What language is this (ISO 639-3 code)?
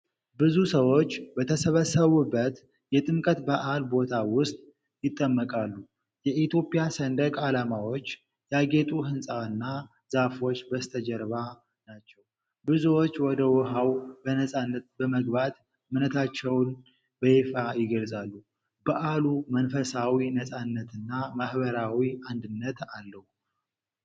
amh